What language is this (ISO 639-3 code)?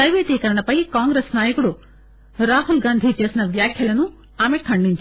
tel